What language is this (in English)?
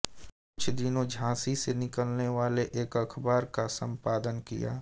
Hindi